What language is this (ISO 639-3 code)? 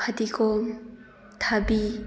mni